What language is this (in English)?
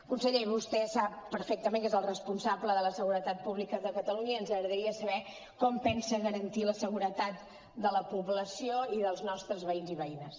Catalan